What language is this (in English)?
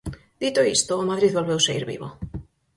Galician